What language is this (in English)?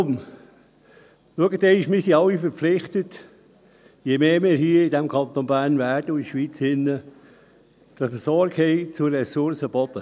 Swiss German